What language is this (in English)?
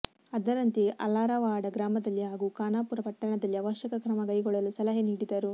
Kannada